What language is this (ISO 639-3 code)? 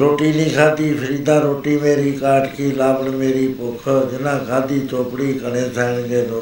pan